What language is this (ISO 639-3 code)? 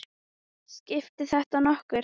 isl